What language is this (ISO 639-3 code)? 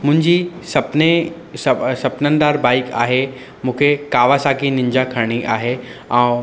snd